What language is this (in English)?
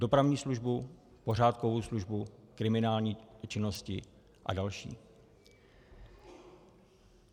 Czech